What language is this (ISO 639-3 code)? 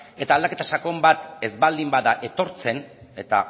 eus